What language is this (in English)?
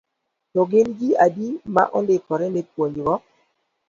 Luo (Kenya and Tanzania)